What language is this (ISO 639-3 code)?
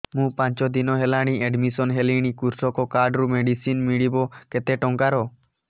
ori